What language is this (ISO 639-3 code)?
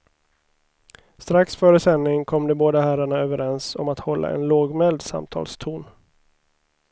swe